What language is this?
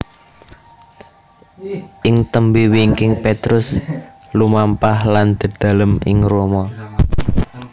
Javanese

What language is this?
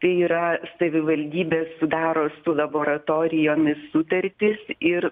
Lithuanian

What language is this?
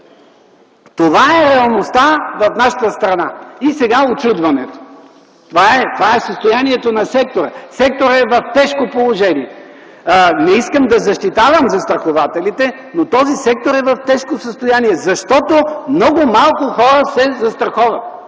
Bulgarian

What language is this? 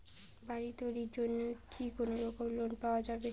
Bangla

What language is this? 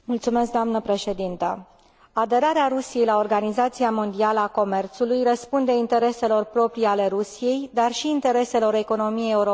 Romanian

